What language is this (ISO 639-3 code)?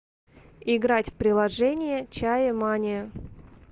rus